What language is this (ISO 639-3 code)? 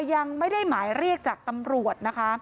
tha